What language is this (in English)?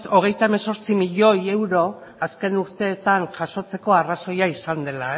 Basque